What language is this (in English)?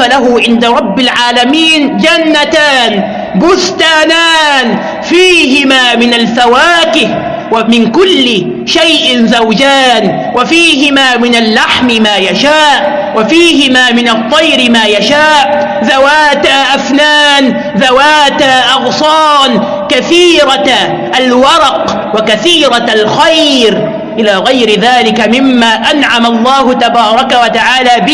Arabic